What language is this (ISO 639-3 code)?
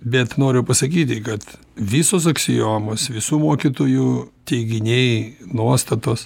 lit